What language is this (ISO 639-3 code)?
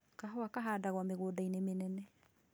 kik